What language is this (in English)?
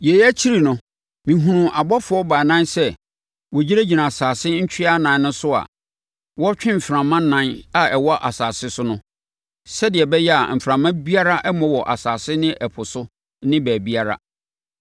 Akan